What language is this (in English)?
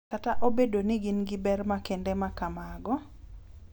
Luo (Kenya and Tanzania)